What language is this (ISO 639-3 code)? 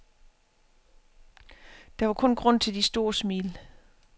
dan